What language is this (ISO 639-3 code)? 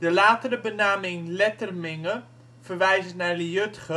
nld